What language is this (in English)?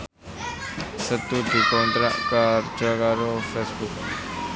Javanese